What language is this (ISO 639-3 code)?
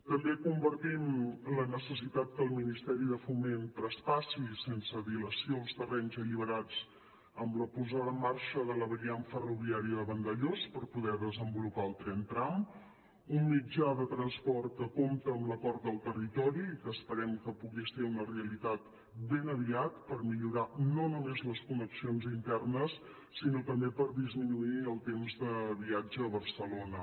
cat